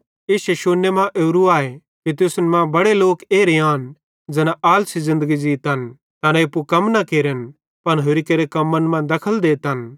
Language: Bhadrawahi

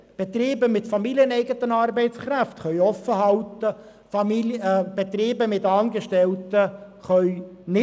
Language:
Swiss German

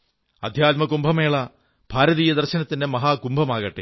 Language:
Malayalam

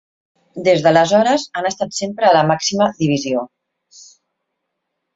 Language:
Catalan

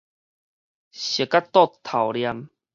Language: Min Nan Chinese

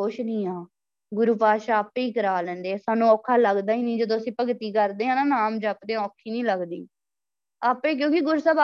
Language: Punjabi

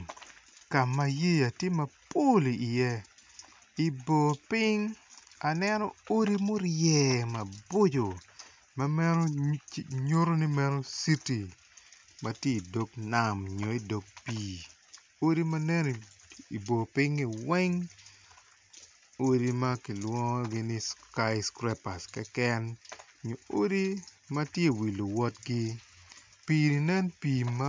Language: Acoli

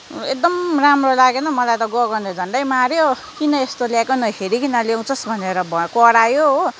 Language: Nepali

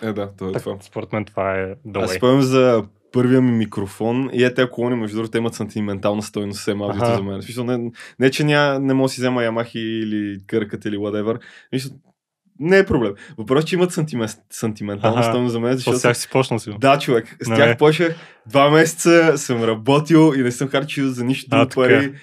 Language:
Bulgarian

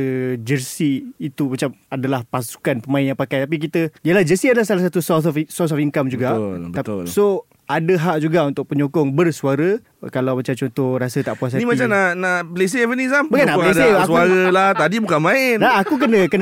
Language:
Malay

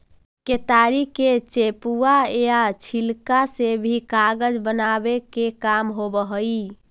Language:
Magahi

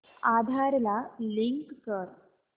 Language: Marathi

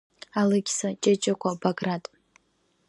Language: Abkhazian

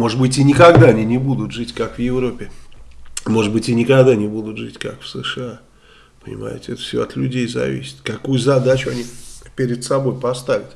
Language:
Russian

